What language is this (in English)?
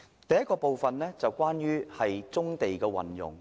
Cantonese